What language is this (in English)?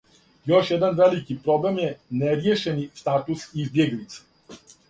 Serbian